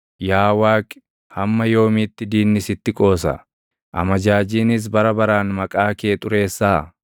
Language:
Oromo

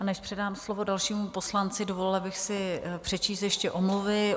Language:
Czech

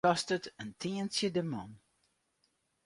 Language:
Western Frisian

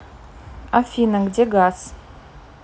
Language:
Russian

